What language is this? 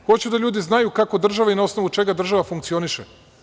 Serbian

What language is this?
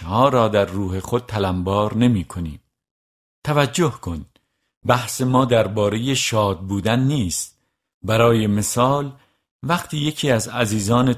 Persian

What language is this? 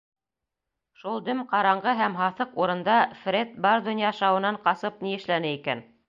Bashkir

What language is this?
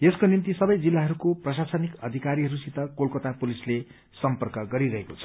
Nepali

